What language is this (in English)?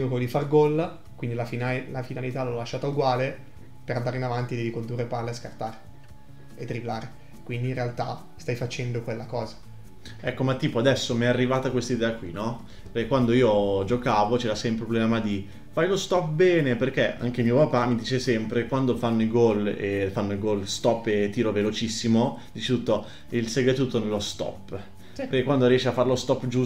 Italian